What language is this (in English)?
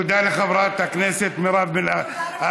Hebrew